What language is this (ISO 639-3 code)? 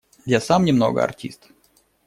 rus